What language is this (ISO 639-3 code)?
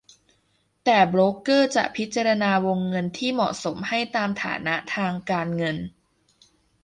tha